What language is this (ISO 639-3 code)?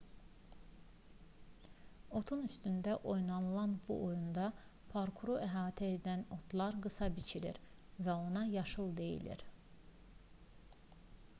aze